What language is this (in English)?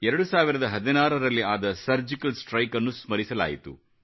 Kannada